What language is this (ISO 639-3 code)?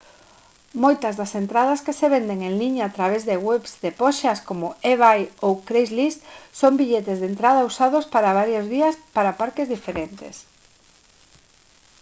glg